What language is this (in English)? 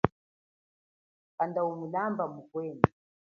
Chokwe